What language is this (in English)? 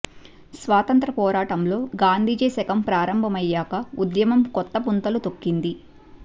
Telugu